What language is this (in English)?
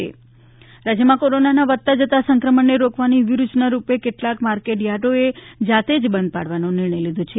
Gujarati